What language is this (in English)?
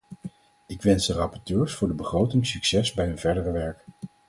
Dutch